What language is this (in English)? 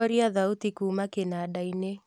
Kikuyu